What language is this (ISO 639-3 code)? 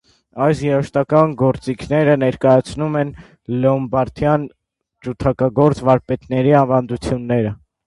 hye